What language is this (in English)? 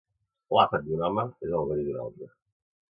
Catalan